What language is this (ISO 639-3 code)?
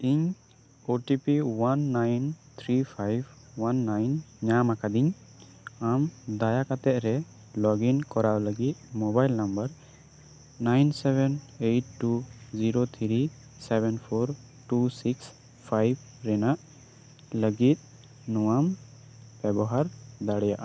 sat